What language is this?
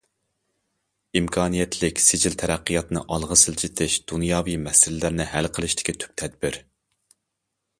Uyghur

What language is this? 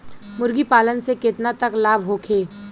Bhojpuri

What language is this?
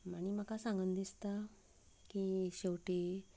Konkani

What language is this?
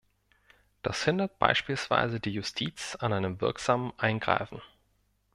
German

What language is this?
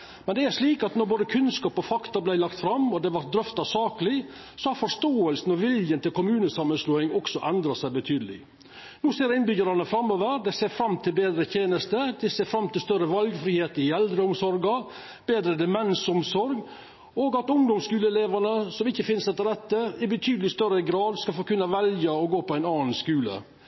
Norwegian Nynorsk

